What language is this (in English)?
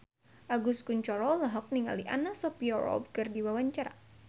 Sundanese